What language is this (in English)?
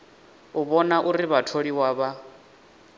Venda